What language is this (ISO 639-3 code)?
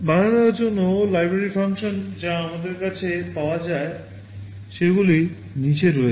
ben